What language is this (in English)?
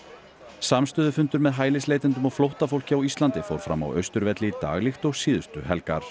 Icelandic